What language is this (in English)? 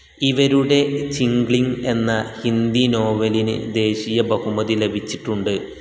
Malayalam